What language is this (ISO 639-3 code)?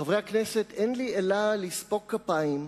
heb